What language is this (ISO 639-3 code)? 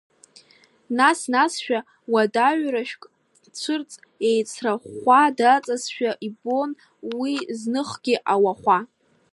abk